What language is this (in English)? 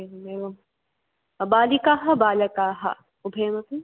Sanskrit